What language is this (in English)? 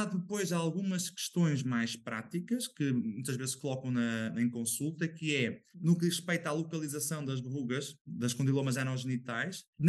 Portuguese